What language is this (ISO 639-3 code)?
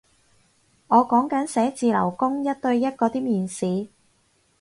yue